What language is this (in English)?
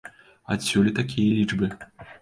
Belarusian